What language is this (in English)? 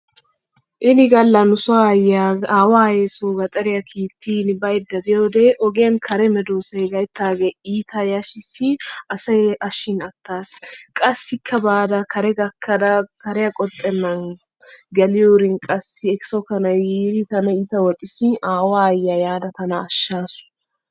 Wolaytta